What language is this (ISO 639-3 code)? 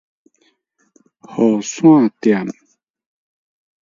nan